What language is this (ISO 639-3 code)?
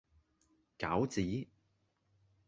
yue